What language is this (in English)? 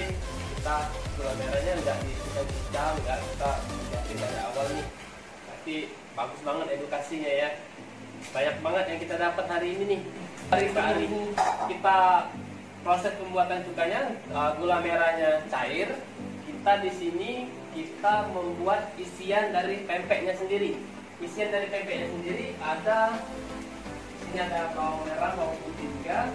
Indonesian